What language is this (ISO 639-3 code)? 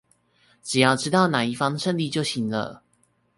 zho